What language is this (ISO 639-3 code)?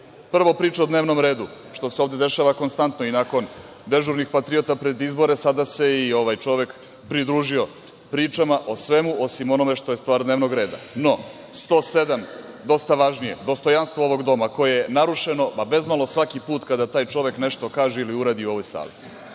srp